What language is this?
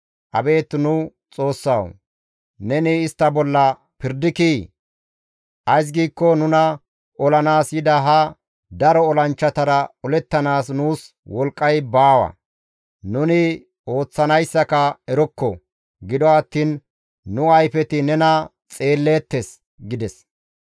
Gamo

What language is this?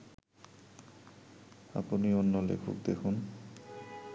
Bangla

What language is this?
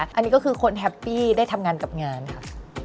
Thai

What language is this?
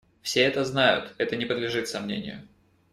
Russian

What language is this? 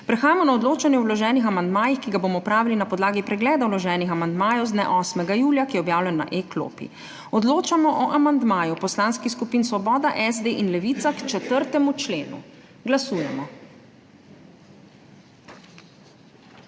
Slovenian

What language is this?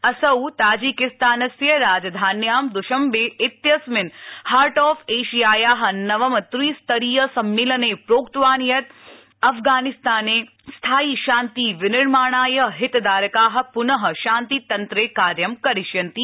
Sanskrit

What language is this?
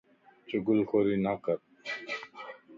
Lasi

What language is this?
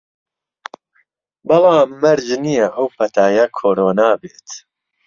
Central Kurdish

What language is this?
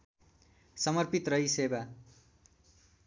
Nepali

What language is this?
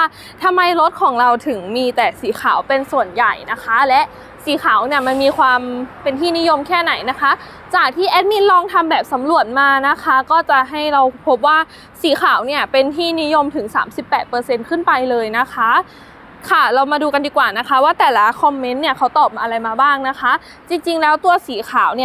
Thai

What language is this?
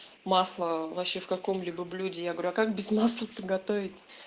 Russian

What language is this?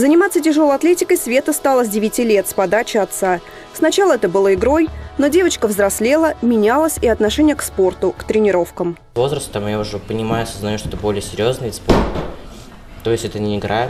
Russian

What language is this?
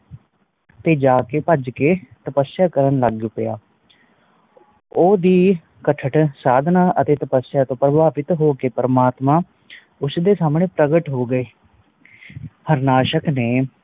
Punjabi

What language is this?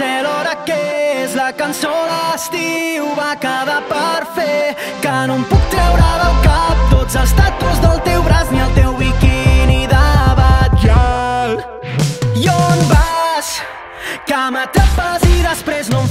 Italian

